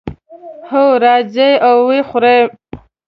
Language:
Pashto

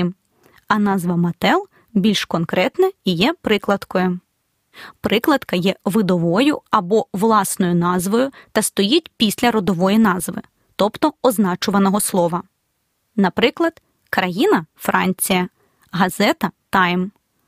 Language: Ukrainian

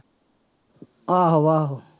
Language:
Punjabi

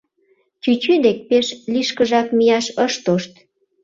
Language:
Mari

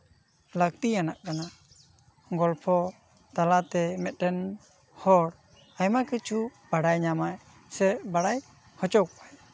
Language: Santali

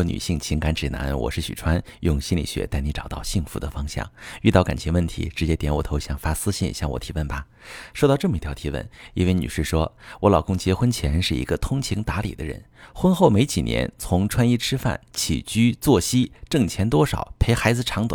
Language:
Chinese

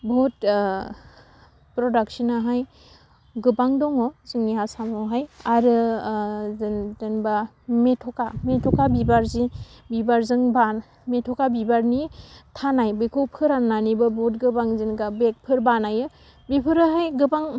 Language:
Bodo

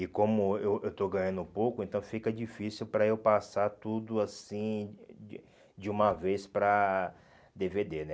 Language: Portuguese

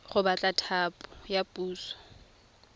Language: Tswana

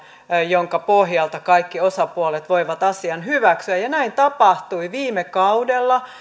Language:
Finnish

